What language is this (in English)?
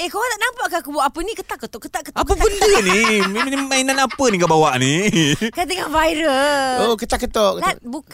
Malay